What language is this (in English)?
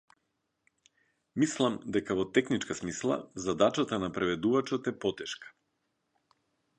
Macedonian